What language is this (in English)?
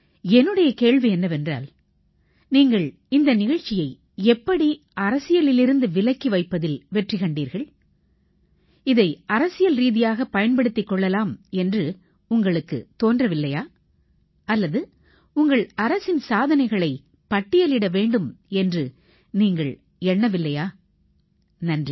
Tamil